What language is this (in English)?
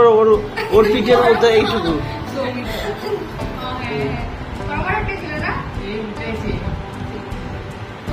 Bangla